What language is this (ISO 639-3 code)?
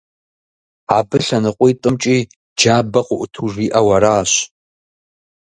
kbd